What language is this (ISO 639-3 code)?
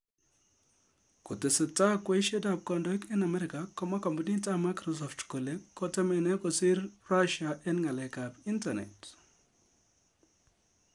kln